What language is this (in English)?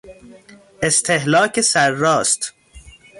Persian